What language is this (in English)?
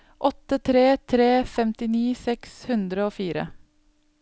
Norwegian